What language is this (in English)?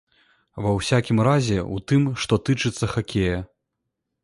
Belarusian